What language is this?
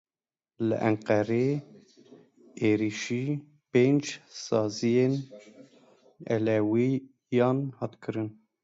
Kurdish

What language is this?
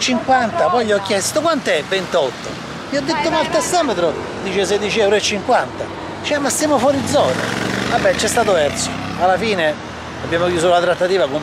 Italian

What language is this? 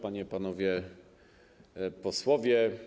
Polish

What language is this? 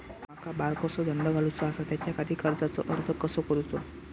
Marathi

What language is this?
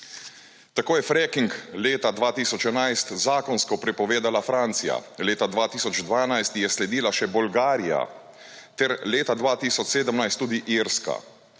Slovenian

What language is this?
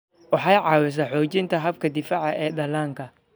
Somali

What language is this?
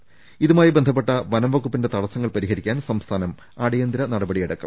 Malayalam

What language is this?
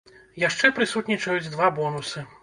Belarusian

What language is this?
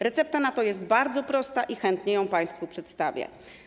Polish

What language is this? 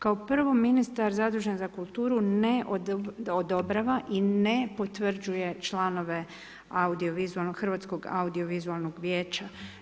Croatian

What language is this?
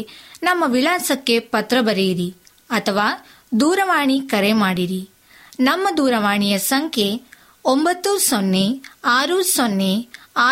Kannada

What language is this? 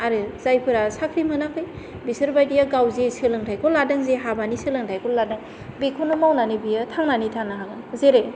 Bodo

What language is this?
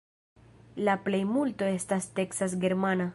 Esperanto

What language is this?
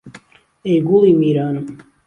Central Kurdish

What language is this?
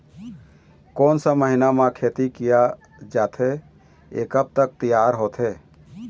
Chhattisgarhi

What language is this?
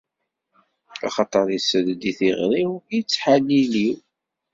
Kabyle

